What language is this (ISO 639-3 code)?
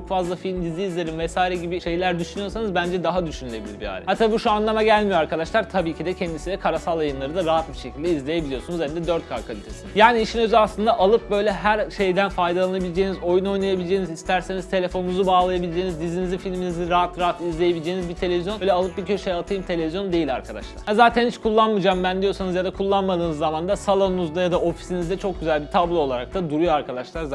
tur